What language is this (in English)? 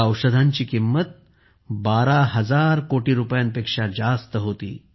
Marathi